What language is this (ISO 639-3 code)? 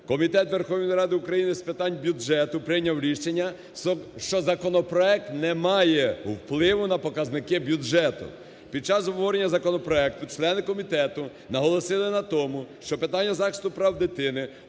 ukr